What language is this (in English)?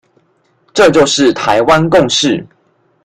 Chinese